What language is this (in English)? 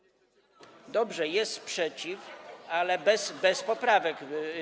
Polish